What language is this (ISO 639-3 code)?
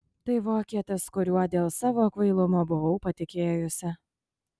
lit